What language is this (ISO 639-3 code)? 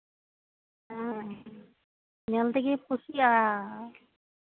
sat